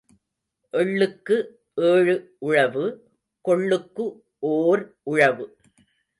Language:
Tamil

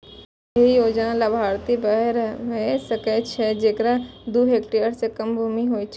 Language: Maithili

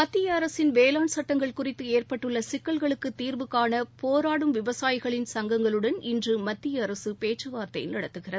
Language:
Tamil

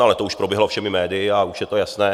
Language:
Czech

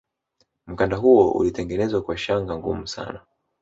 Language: Swahili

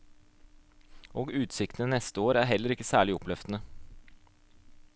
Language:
Norwegian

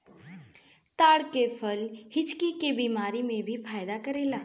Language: Bhojpuri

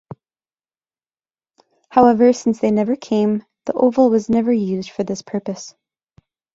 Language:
English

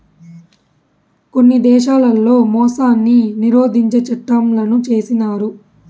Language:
Telugu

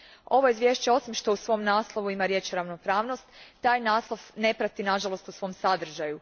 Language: Croatian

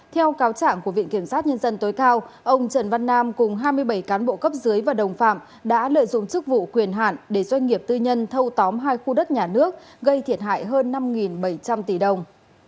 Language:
Vietnamese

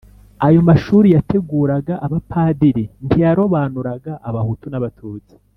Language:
Kinyarwanda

